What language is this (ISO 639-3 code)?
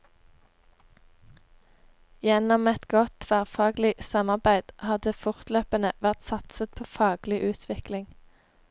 nor